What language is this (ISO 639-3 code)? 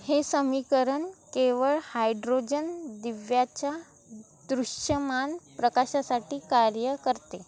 mar